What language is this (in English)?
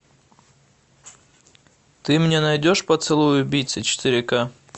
Russian